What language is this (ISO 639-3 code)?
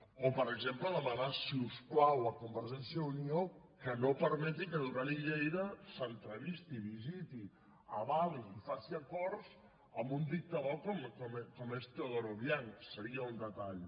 cat